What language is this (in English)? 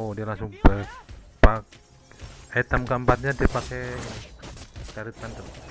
Indonesian